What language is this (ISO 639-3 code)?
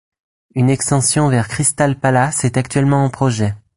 fra